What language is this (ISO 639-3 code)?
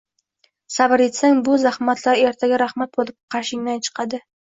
uzb